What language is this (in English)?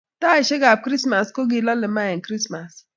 Kalenjin